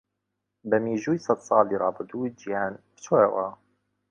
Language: Central Kurdish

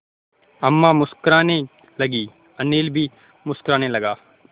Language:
Hindi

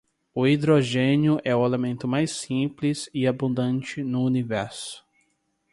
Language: Portuguese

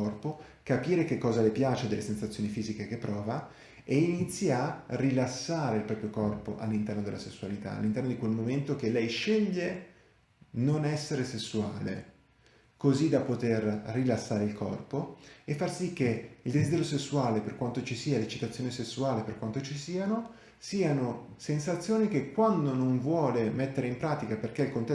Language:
Italian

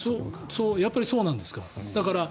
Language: Japanese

